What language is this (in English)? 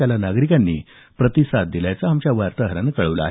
Marathi